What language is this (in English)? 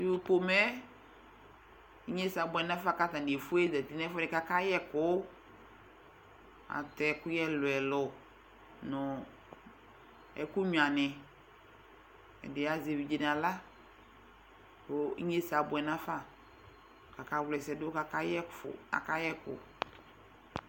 Ikposo